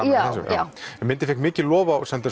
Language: Icelandic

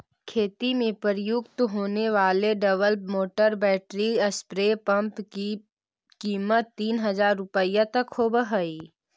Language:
Magahi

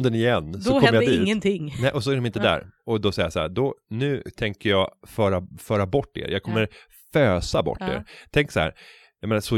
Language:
Swedish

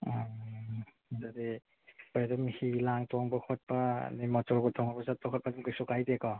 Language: Manipuri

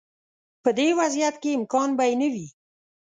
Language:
Pashto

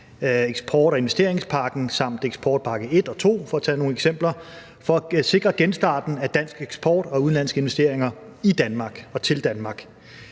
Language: Danish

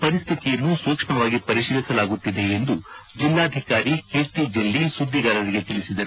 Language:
Kannada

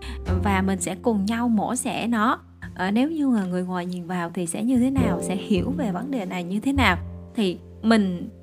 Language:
Vietnamese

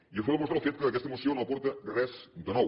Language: Catalan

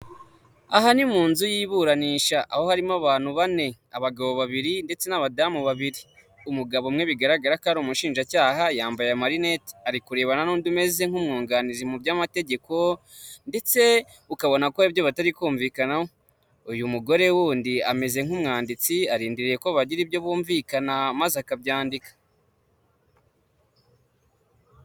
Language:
Kinyarwanda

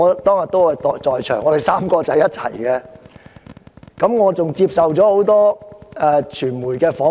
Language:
Cantonese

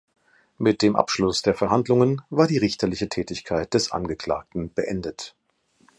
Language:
German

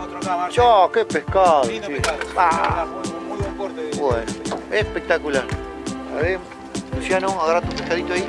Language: Spanish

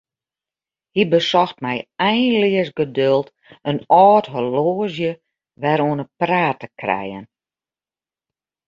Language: Western Frisian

